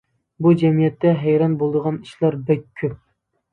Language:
Uyghur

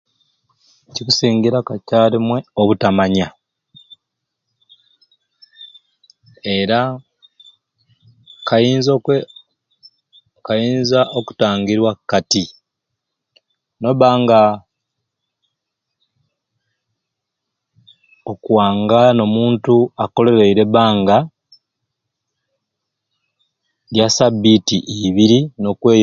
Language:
Ruuli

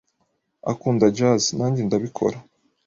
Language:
Kinyarwanda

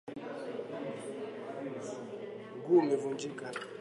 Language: Swahili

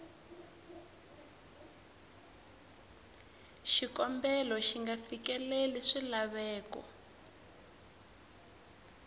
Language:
Tsonga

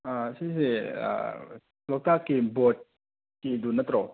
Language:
Manipuri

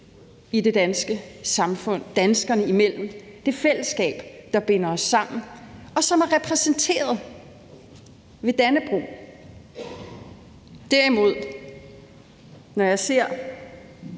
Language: Danish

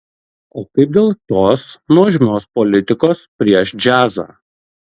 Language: Lithuanian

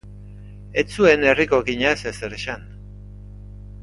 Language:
Basque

